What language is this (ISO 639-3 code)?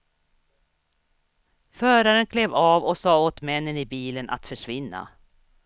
swe